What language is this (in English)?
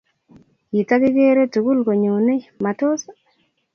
Kalenjin